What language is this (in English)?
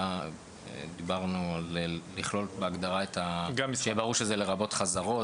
Hebrew